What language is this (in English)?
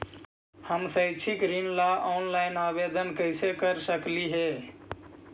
Magahi